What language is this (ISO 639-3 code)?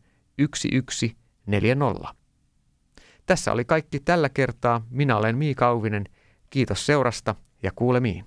fin